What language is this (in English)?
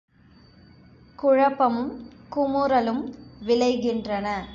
Tamil